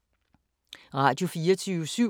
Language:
Danish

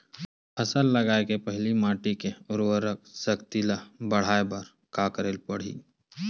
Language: Chhattisgarhi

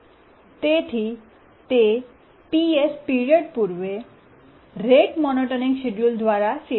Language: Gujarati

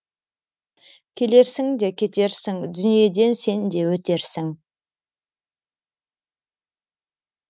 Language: Kazakh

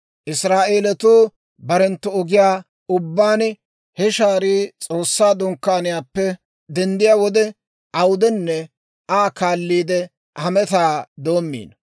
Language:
Dawro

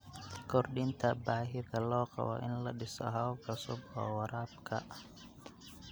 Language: Somali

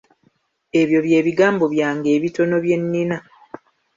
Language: Ganda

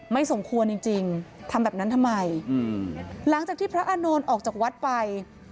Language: Thai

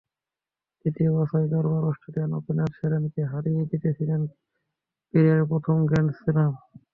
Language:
Bangla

